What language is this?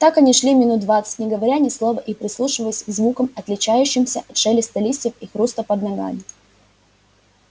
Russian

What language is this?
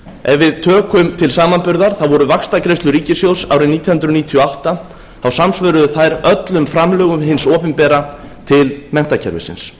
Icelandic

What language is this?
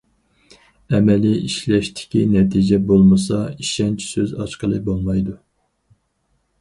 Uyghur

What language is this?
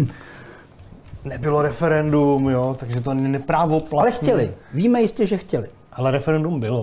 Czech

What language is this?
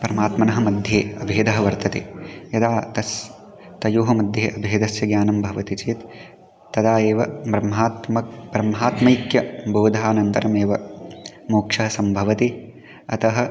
Sanskrit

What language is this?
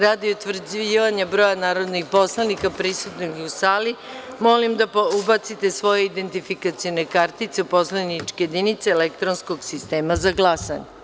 Serbian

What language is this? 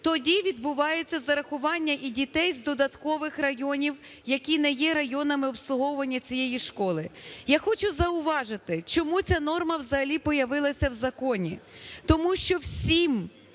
Ukrainian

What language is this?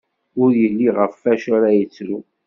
Kabyle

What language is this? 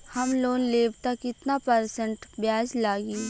Bhojpuri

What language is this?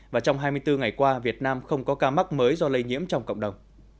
Vietnamese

